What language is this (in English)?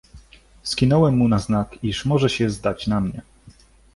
Polish